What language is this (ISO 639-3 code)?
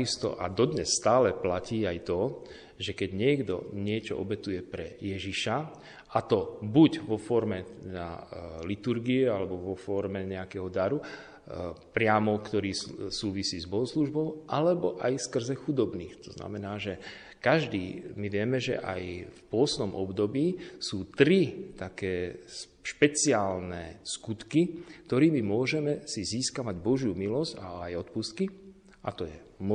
slk